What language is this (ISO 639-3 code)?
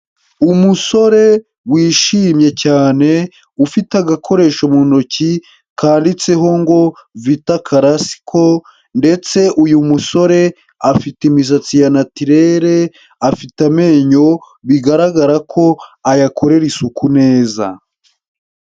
kin